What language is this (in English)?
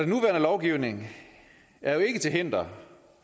Danish